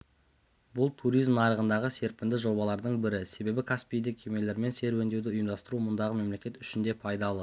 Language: Kazakh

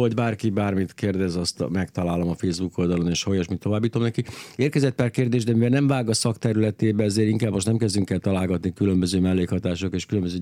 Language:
Hungarian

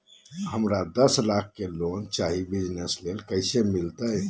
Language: Magahi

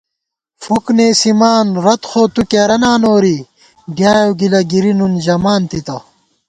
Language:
Gawar-Bati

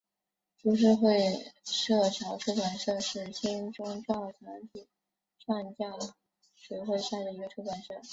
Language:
Chinese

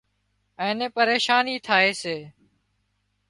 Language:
Wadiyara Koli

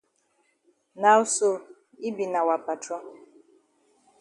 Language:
Cameroon Pidgin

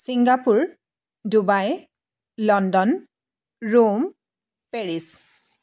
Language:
Assamese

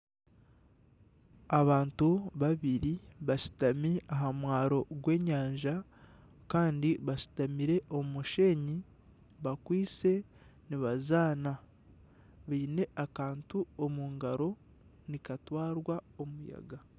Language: Nyankole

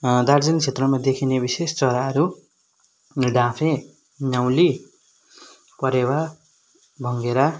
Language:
Nepali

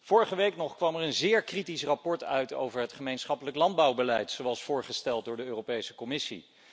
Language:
Dutch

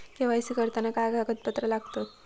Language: Marathi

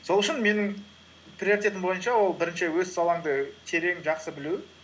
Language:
Kazakh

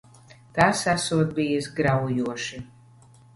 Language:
Latvian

